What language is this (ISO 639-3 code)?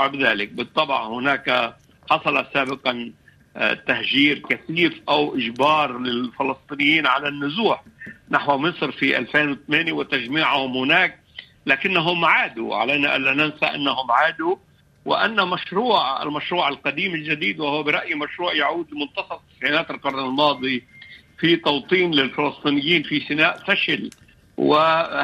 ara